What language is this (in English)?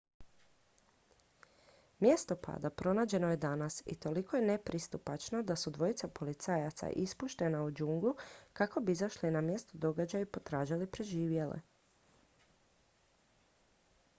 Croatian